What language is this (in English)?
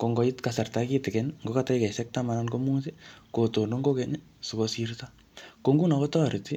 Kalenjin